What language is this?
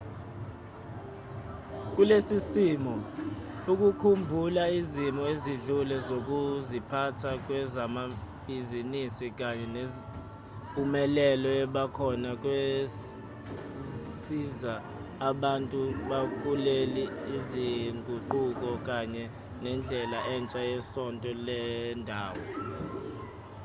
Zulu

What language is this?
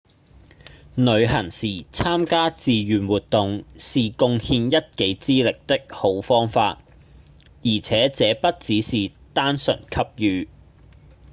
Cantonese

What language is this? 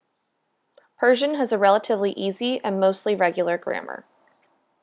English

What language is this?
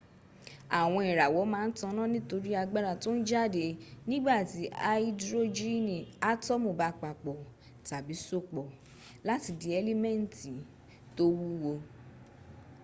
Yoruba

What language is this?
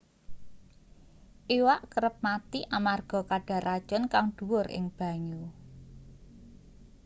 Javanese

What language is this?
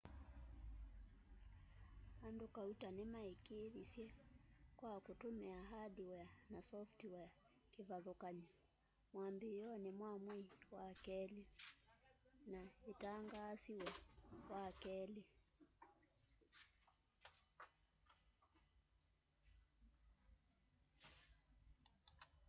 Kamba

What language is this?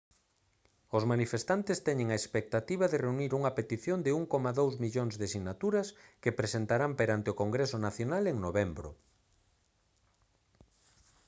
Galician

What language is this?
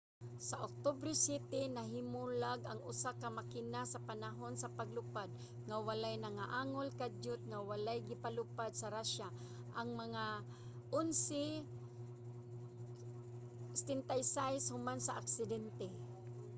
Cebuano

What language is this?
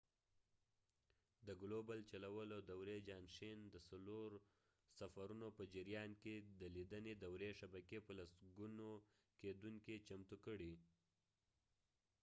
Pashto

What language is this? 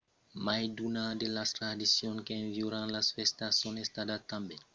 Occitan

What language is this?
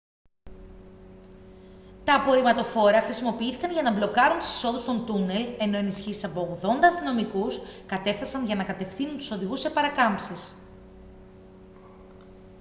Greek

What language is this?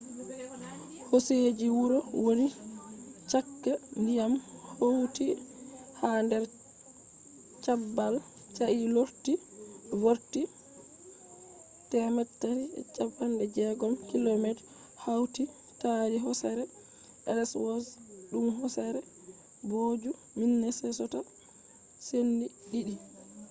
Fula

